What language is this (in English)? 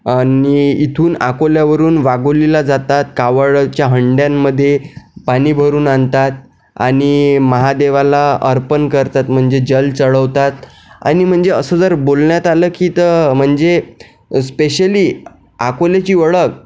Marathi